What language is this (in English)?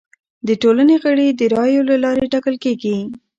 Pashto